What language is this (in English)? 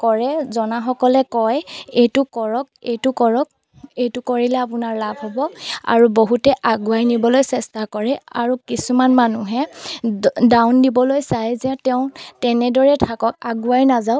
Assamese